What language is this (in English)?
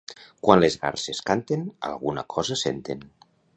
Catalan